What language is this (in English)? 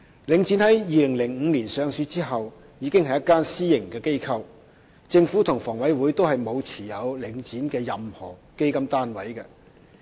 Cantonese